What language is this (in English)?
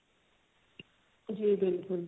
Punjabi